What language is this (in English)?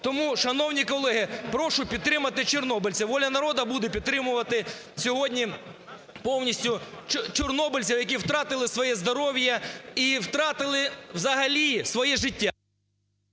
Ukrainian